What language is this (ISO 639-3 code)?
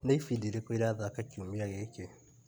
kik